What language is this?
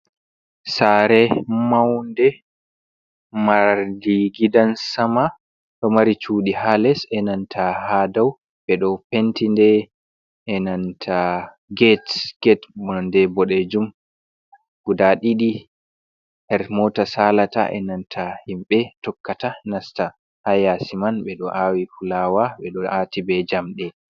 Fula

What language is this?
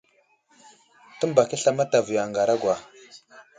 Wuzlam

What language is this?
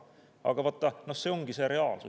Estonian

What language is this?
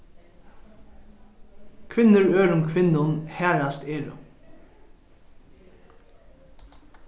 Faroese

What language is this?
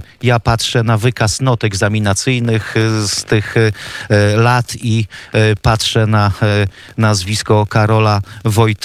Polish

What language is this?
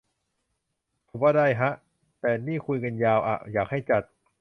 Thai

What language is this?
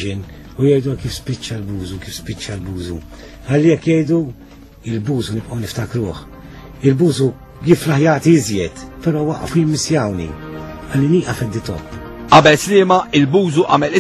Arabic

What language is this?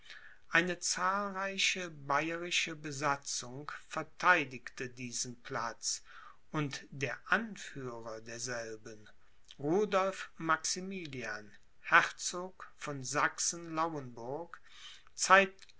German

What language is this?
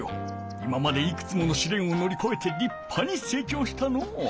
Japanese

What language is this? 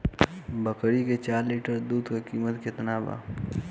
Bhojpuri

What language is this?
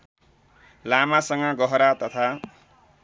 Nepali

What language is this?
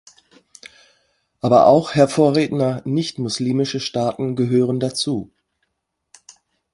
German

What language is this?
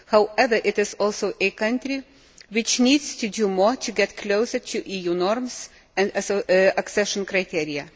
English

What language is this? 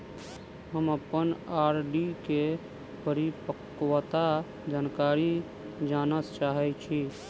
Maithili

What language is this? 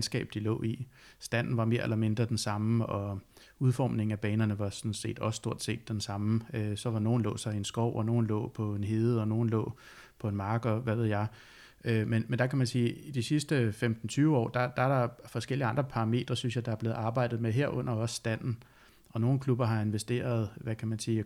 Danish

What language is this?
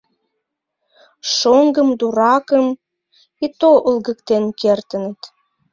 Mari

